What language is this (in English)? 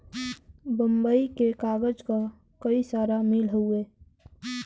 Bhojpuri